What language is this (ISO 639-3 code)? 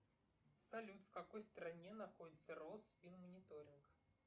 rus